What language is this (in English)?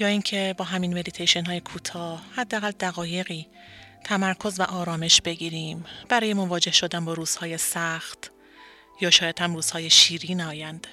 Persian